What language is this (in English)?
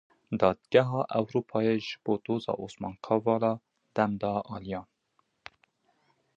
Kurdish